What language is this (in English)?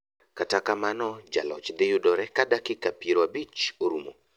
Luo (Kenya and Tanzania)